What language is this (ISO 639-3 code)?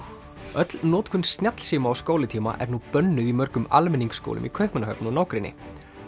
isl